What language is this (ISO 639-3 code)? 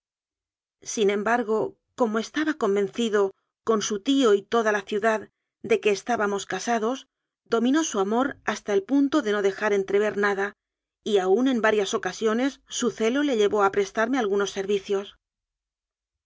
spa